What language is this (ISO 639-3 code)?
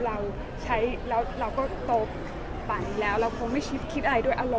tha